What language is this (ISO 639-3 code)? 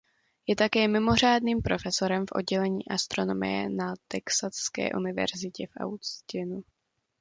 ces